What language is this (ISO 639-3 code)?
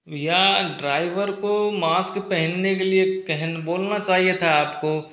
hin